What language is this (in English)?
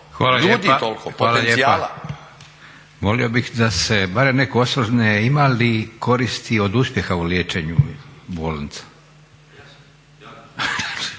Croatian